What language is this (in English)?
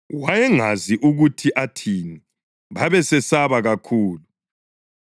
North Ndebele